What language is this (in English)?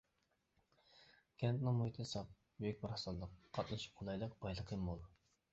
Uyghur